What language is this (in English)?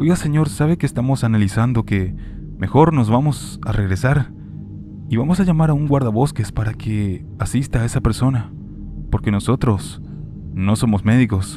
Spanish